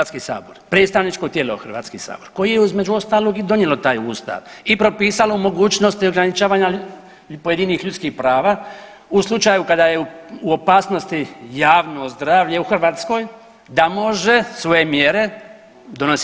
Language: Croatian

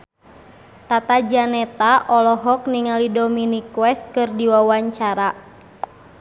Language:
Sundanese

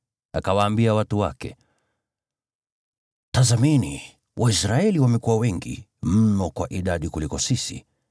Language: Swahili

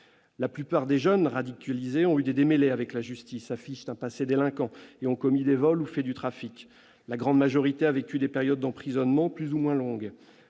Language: French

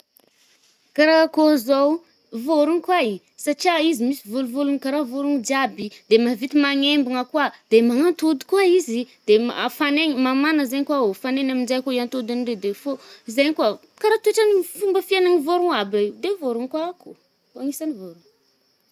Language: Northern Betsimisaraka Malagasy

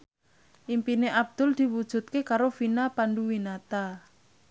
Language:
Javanese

